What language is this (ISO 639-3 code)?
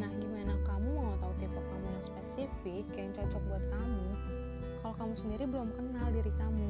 ind